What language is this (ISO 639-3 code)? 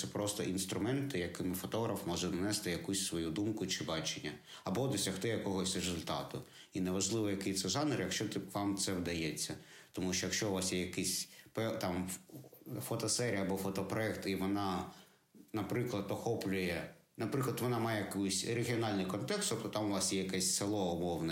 ukr